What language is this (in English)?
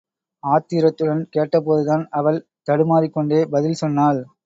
Tamil